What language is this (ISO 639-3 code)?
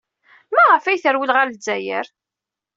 kab